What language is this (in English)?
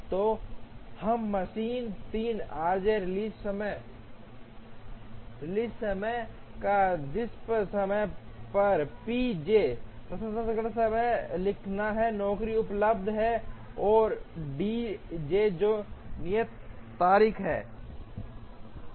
Hindi